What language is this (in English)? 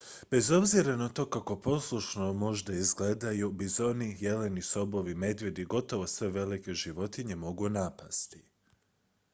Croatian